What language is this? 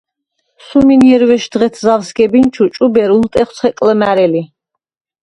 Svan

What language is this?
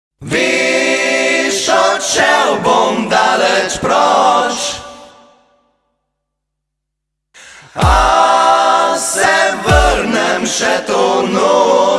Slovenian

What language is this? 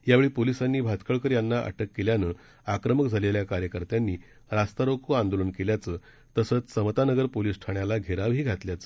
Marathi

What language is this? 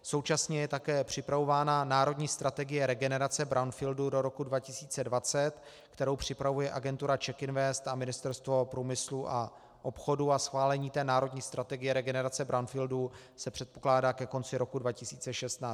Czech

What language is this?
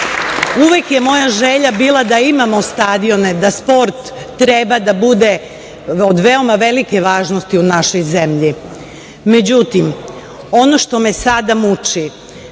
Serbian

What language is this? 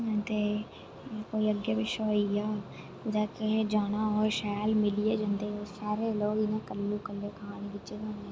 Dogri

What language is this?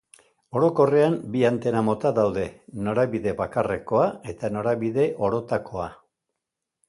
Basque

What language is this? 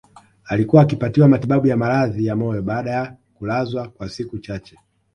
Swahili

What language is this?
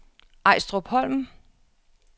Danish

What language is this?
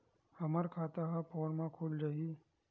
Chhattisgarhi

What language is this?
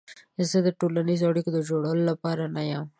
Pashto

